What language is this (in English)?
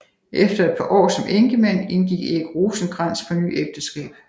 Danish